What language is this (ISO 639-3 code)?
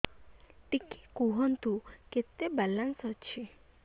ori